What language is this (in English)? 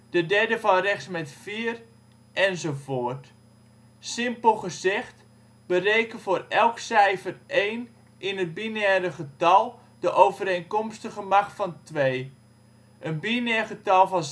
Dutch